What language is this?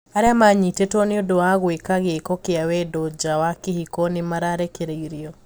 Kikuyu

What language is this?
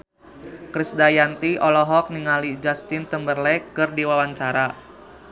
Sundanese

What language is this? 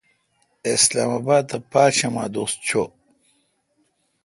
Kalkoti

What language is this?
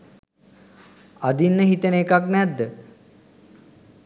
Sinhala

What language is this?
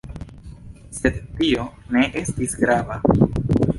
Esperanto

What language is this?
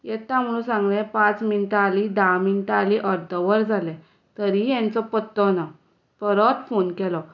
Konkani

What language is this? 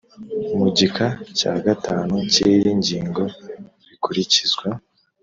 Kinyarwanda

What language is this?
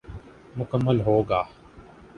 Urdu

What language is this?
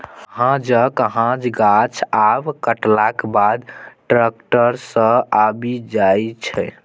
Maithili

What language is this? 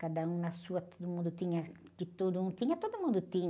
Portuguese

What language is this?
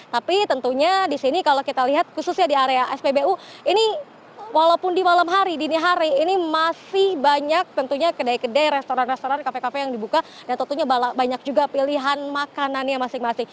Indonesian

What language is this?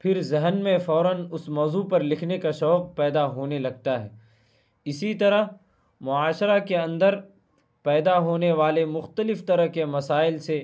Urdu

